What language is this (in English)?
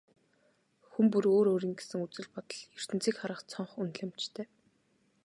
Mongolian